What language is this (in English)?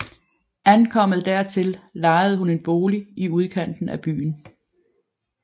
Danish